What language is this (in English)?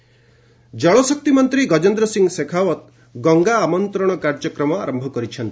Odia